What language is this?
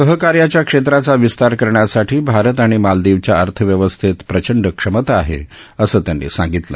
Marathi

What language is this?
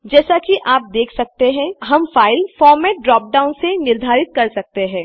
Hindi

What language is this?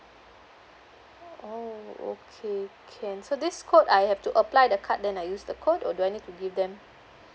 English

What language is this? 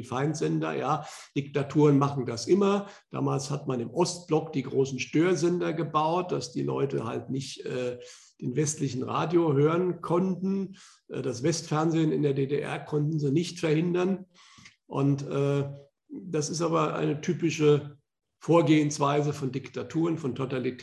German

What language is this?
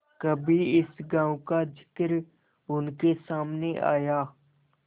Hindi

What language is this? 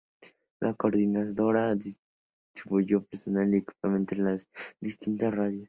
Spanish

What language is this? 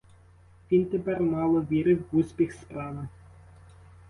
Ukrainian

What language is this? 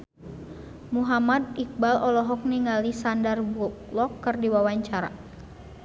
Sundanese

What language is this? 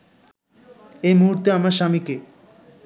Bangla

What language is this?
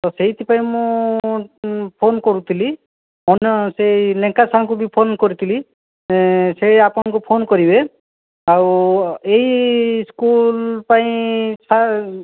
Odia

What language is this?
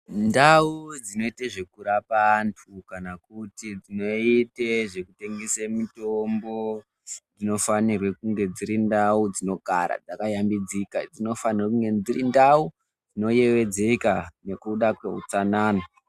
Ndau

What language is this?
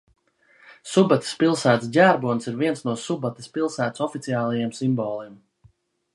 Latvian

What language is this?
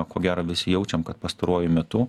Lithuanian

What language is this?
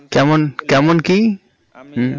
Bangla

